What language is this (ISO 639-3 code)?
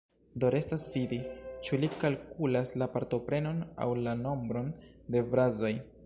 epo